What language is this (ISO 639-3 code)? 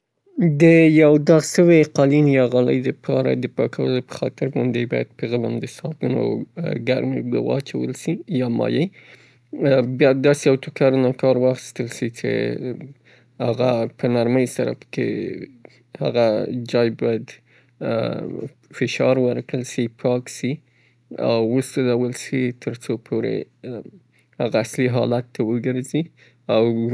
pbt